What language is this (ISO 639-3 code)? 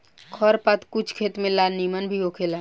bho